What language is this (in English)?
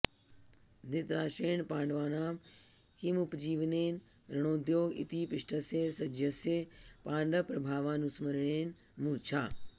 Sanskrit